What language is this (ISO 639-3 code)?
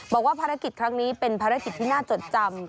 tha